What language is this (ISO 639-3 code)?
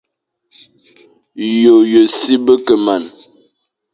fan